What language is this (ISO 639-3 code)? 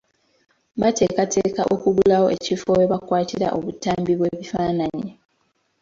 lug